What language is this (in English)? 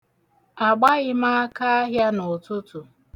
Igbo